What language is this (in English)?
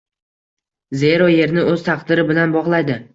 Uzbek